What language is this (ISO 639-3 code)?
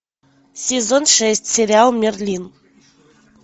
rus